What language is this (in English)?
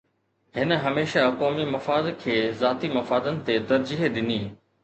Sindhi